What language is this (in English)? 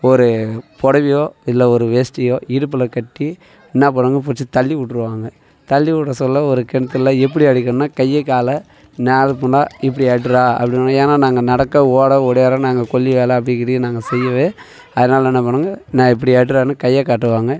Tamil